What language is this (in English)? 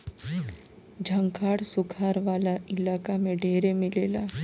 Bhojpuri